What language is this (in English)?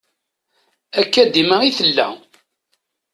Kabyle